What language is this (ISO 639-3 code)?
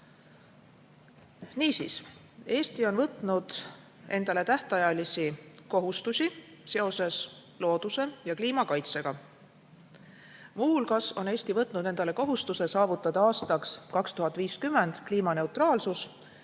est